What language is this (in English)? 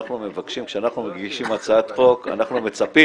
Hebrew